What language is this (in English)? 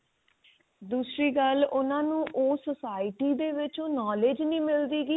Punjabi